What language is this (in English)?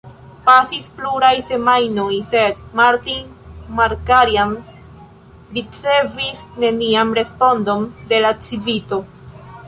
Esperanto